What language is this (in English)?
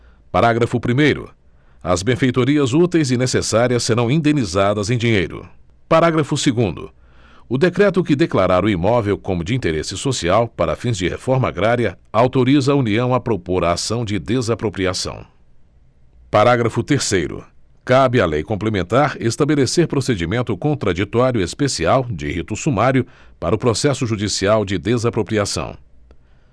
Portuguese